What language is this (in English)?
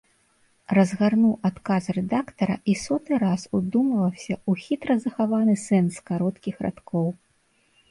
Belarusian